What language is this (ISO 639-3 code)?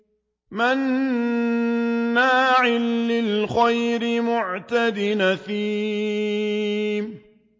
ara